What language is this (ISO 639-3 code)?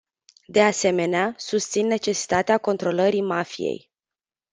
ron